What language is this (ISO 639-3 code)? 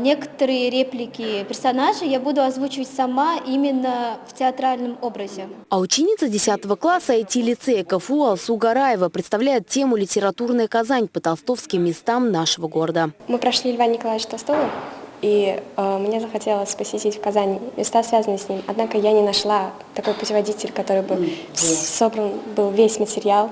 rus